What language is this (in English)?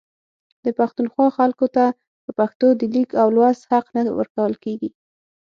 Pashto